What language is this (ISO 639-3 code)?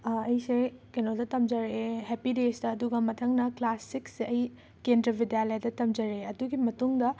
mni